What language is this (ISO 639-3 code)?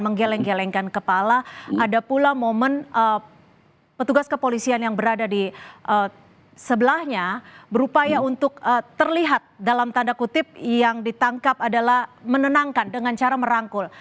ind